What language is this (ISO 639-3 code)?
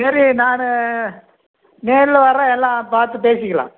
tam